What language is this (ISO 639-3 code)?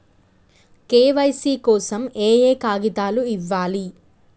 tel